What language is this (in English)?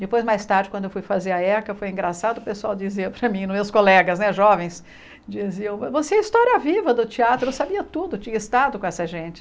Portuguese